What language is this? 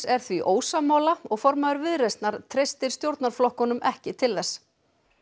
Icelandic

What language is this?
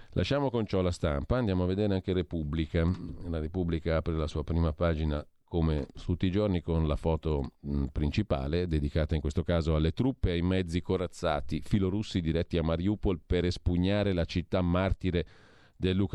Italian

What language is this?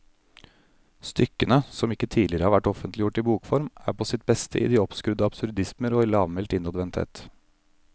Norwegian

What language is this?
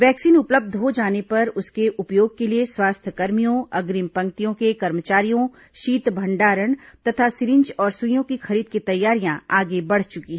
Hindi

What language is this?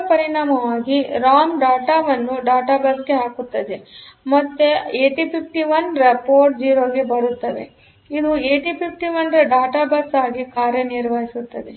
Kannada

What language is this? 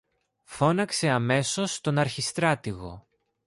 Greek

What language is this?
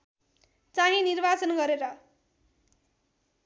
Nepali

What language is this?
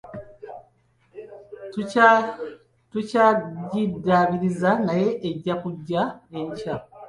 Ganda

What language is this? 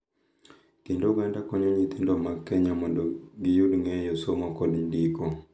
Luo (Kenya and Tanzania)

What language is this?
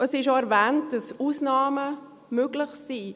Swiss German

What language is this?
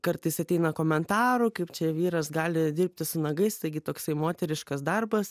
Lithuanian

